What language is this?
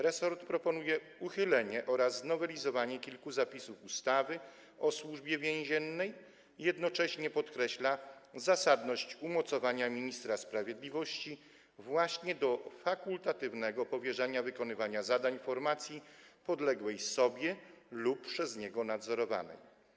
Polish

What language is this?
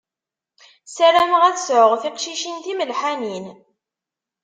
Kabyle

